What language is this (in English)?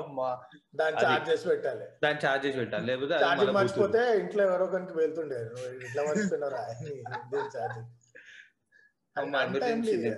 Telugu